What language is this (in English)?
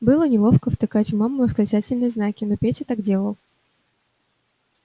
Russian